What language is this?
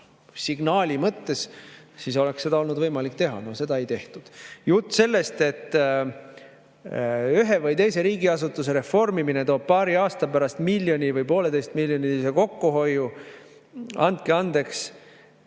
Estonian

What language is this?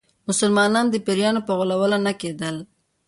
Pashto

